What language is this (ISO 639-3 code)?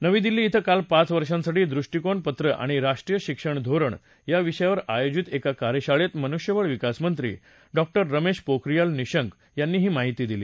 mar